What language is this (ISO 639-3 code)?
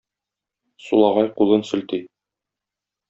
tat